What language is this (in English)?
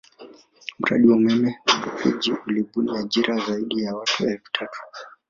Swahili